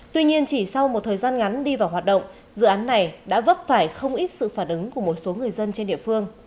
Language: Vietnamese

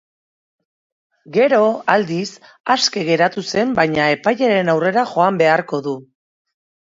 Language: Basque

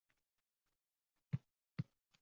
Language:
Uzbek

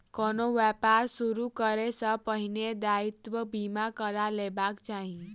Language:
Maithili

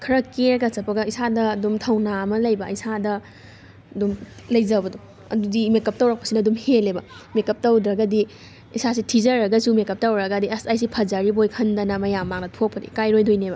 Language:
Manipuri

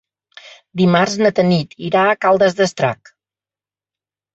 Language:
Catalan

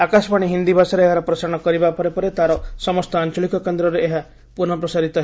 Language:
Odia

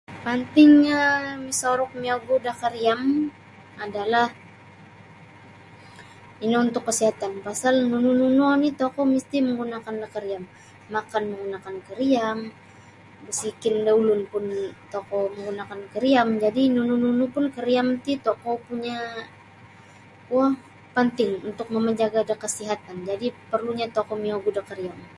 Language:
Sabah Bisaya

